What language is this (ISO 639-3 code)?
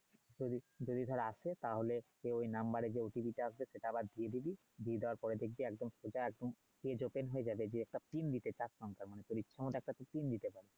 ben